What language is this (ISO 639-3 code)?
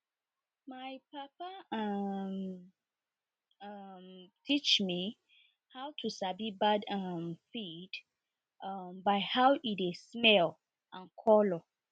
pcm